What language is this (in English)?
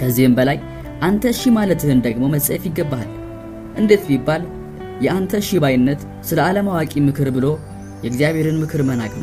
Amharic